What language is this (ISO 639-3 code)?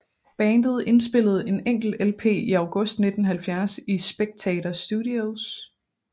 dan